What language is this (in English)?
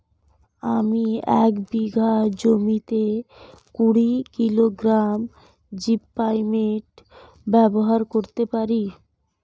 Bangla